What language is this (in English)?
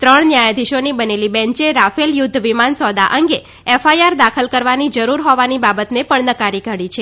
Gujarati